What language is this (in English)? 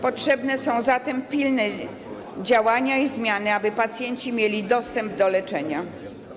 Polish